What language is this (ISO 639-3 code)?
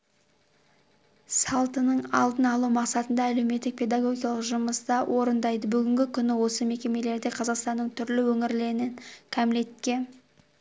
kaz